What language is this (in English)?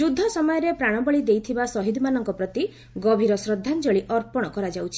Odia